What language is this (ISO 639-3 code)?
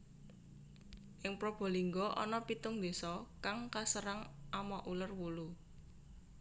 jav